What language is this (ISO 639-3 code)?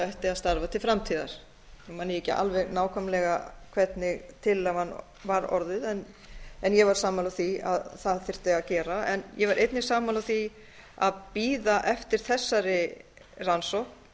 isl